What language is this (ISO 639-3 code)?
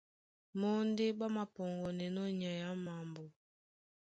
dua